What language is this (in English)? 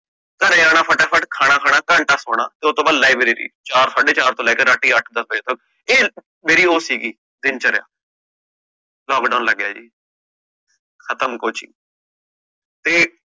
Punjabi